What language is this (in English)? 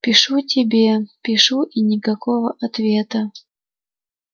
Russian